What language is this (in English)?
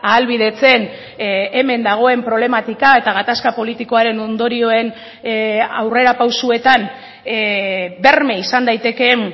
Basque